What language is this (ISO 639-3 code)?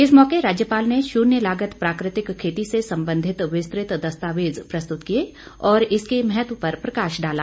hin